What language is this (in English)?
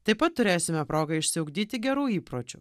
Lithuanian